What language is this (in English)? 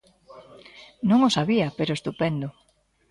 Galician